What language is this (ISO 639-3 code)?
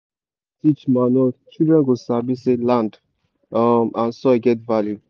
pcm